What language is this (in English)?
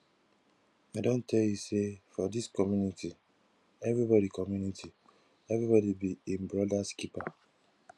Nigerian Pidgin